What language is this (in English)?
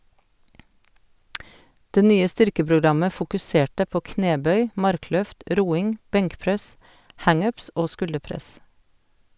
Norwegian